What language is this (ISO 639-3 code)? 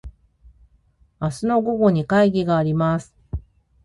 jpn